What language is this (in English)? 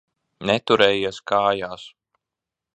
Latvian